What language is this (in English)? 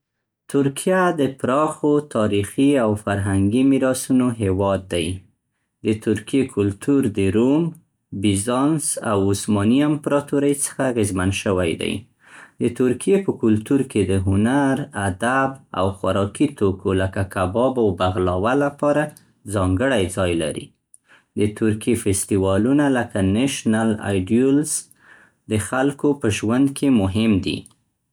Central Pashto